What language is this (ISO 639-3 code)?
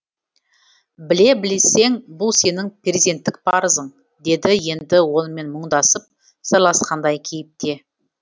kaz